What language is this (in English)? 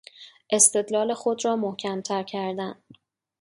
Persian